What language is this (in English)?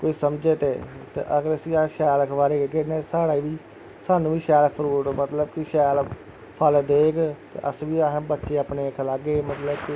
Dogri